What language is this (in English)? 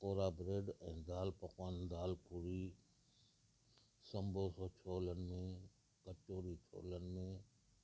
Sindhi